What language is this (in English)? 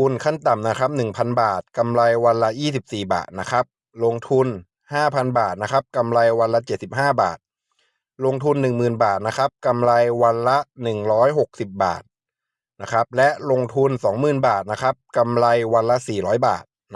Thai